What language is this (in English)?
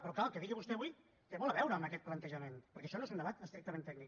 Catalan